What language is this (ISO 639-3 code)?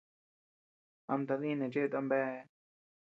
cux